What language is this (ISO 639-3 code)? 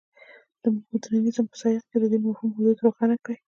pus